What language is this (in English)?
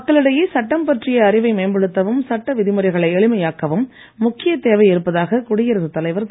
Tamil